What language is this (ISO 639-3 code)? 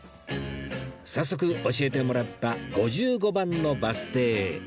jpn